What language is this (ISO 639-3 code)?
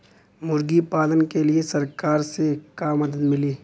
bho